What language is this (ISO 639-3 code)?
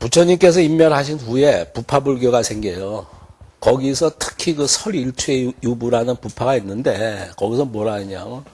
kor